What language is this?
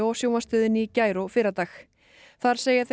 Icelandic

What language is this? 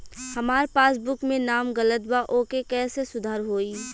Bhojpuri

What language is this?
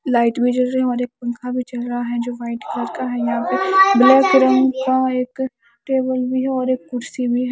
Hindi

